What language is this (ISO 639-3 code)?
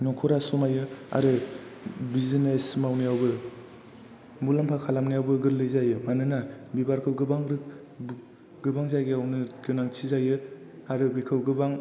brx